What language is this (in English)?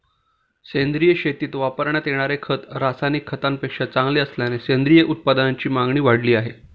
Marathi